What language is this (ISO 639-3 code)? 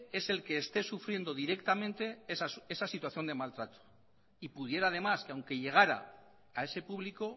spa